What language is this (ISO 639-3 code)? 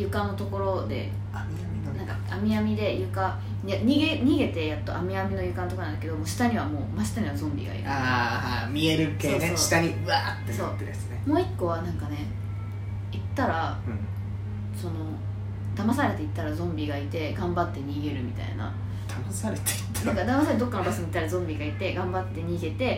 jpn